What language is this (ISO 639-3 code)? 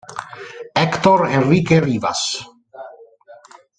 ita